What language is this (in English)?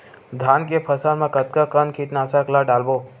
Chhattisgarhi